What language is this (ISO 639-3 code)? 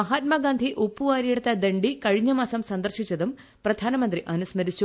mal